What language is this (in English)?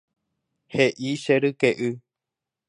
Guarani